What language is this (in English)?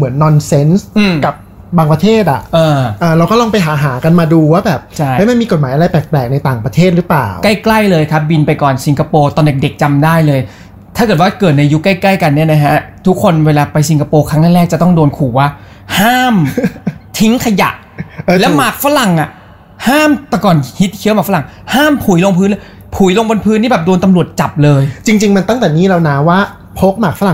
Thai